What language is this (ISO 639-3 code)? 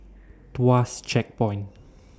eng